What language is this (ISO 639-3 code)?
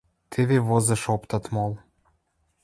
mrj